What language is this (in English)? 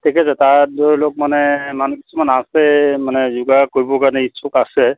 Assamese